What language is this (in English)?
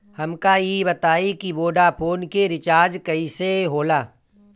Bhojpuri